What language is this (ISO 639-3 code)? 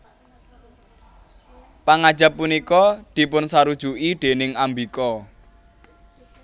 jav